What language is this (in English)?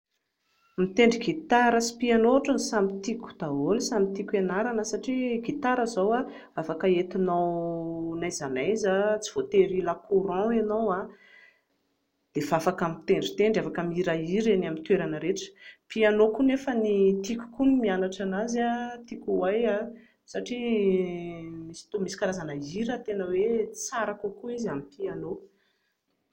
Malagasy